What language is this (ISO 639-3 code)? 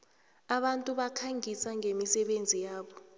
nbl